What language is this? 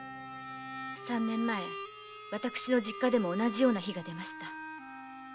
Japanese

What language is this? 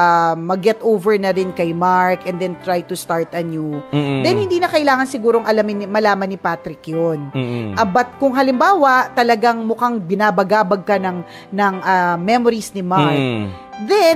Filipino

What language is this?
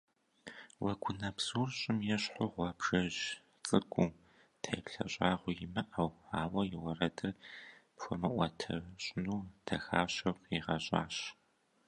Kabardian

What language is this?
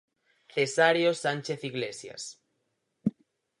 Galician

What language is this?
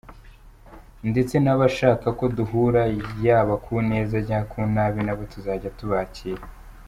Kinyarwanda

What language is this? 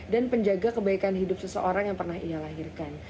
Indonesian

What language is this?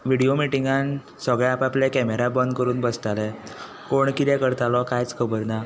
Konkani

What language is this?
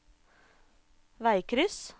Norwegian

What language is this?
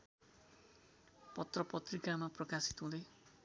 Nepali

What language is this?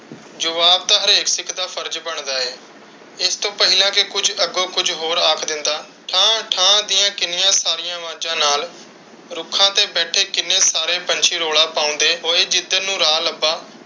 Punjabi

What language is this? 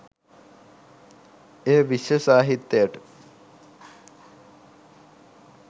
Sinhala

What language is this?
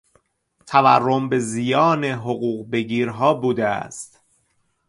Persian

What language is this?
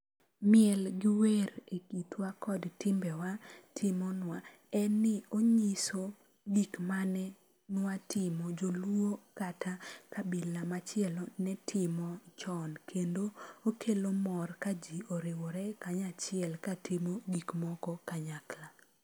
Luo (Kenya and Tanzania)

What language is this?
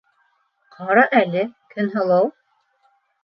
Bashkir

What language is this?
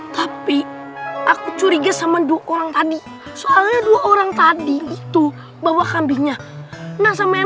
Indonesian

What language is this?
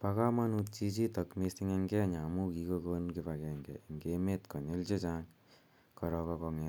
Kalenjin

